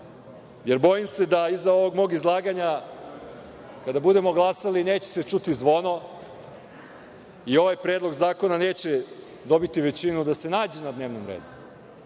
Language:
Serbian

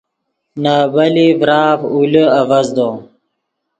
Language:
Yidgha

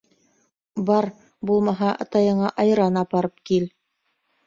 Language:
Bashkir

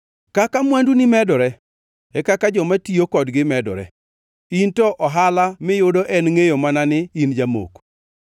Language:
Luo (Kenya and Tanzania)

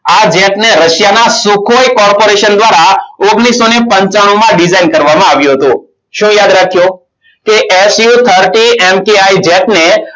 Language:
Gujarati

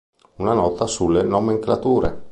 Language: Italian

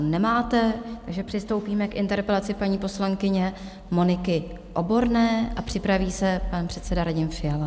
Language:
Czech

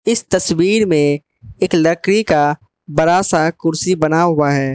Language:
Hindi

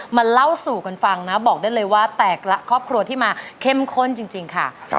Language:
Thai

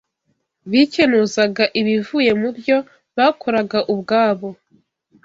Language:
Kinyarwanda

